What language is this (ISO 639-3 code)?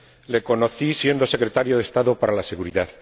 spa